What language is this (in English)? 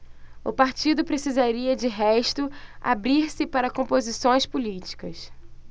Portuguese